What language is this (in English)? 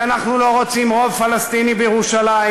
Hebrew